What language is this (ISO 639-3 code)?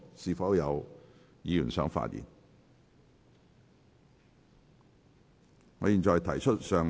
yue